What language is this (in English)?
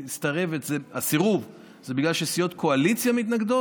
Hebrew